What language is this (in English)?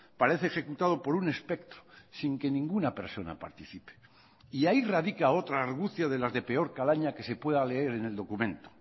Spanish